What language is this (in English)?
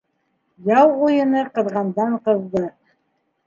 Bashkir